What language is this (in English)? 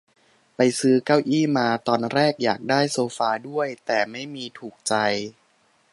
Thai